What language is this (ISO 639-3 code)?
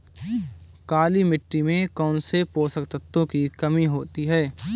hin